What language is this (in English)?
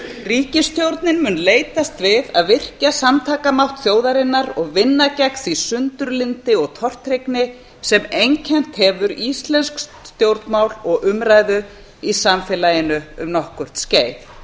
Icelandic